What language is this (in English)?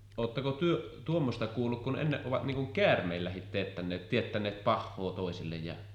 Finnish